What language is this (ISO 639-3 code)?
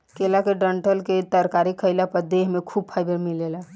bho